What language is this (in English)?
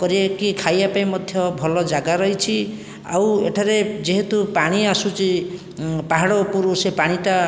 Odia